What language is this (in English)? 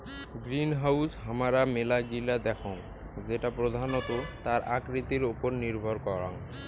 Bangla